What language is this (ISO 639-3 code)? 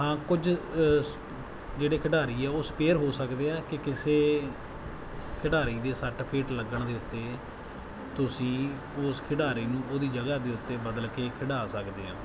pan